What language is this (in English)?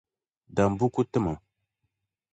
Dagbani